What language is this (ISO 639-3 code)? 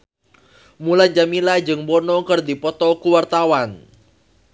sun